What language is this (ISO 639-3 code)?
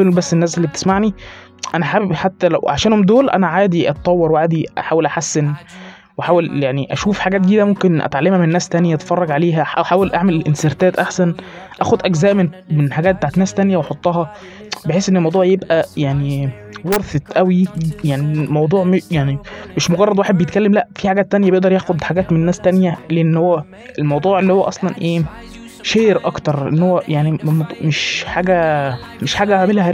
ara